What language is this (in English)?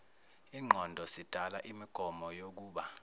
Zulu